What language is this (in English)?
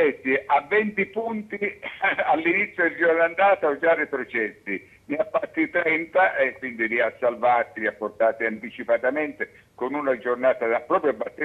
Italian